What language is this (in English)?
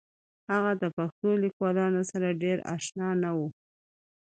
Pashto